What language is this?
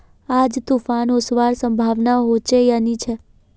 Magahi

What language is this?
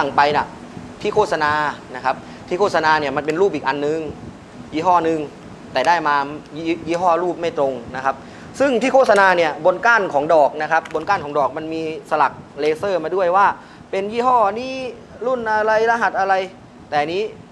Thai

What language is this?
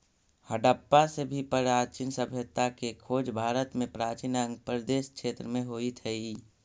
Magahi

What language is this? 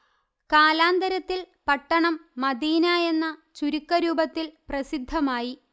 Malayalam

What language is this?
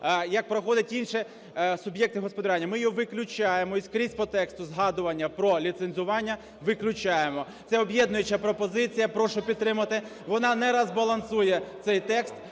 Ukrainian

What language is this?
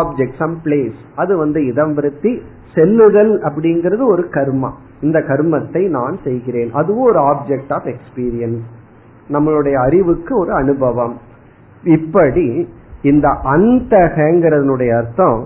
Tamil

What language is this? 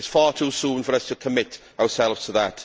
English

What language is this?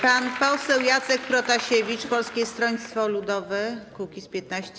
Polish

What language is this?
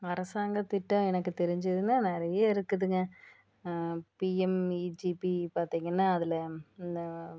Tamil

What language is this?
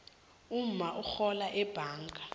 South Ndebele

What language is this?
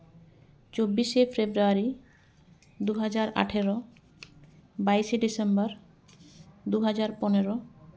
Santali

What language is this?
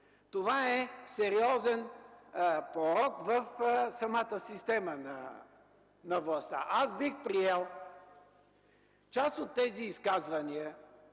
Bulgarian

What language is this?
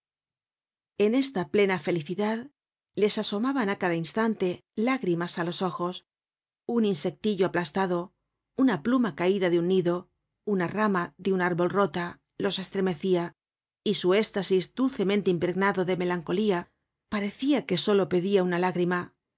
Spanish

